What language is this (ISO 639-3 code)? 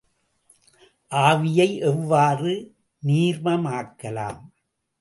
tam